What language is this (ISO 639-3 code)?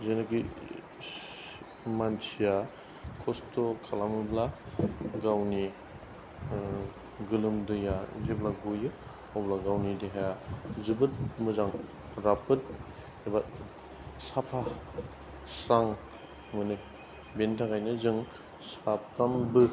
brx